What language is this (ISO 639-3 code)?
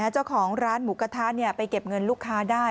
tha